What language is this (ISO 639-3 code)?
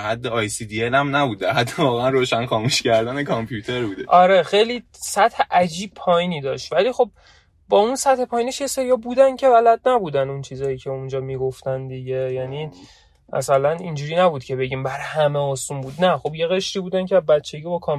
fas